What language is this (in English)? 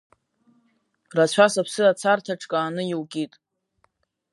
Abkhazian